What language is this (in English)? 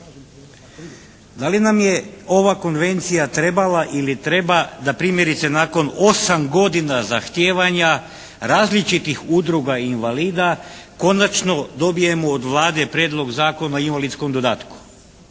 Croatian